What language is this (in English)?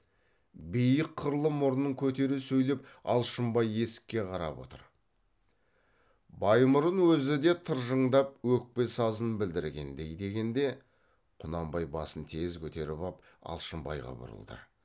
Kazakh